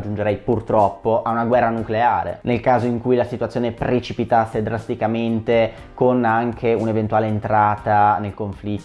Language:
Italian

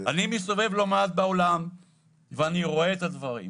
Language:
Hebrew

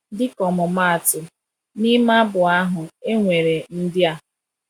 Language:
Igbo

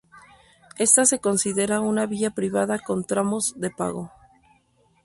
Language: Spanish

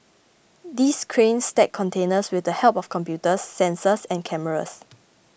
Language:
English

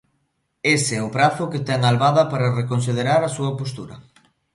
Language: Galician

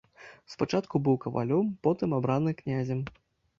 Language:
Belarusian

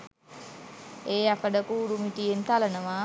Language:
Sinhala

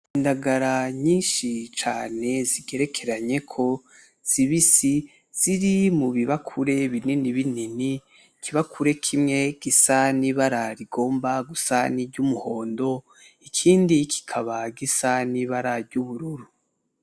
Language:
Rundi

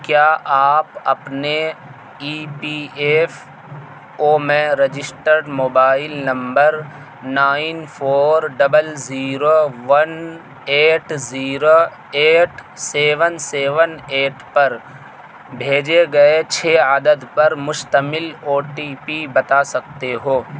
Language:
Urdu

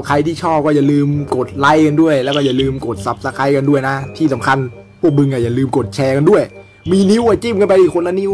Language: Thai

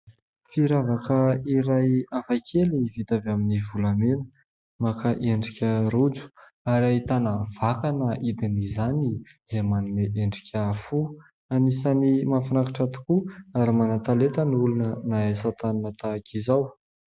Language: Malagasy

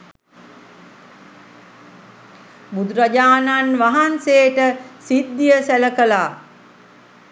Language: Sinhala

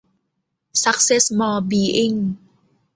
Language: Thai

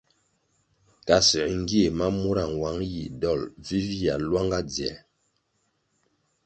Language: Kwasio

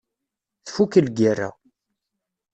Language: Kabyle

